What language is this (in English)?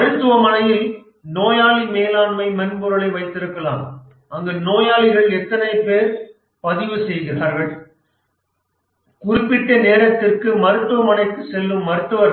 Tamil